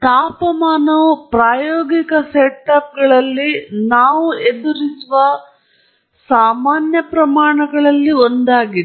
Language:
Kannada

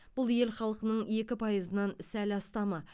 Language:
Kazakh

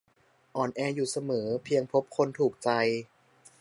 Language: Thai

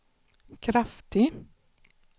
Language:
Swedish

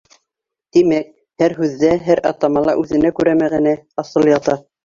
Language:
Bashkir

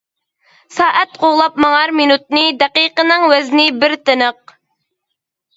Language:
Uyghur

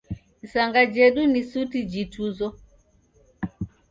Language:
Taita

